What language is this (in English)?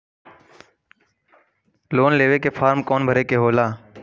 Bhojpuri